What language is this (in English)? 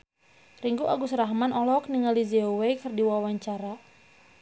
Sundanese